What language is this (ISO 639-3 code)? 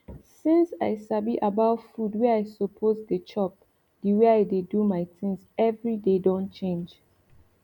pcm